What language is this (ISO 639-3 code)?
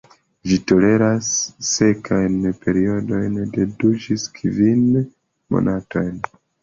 epo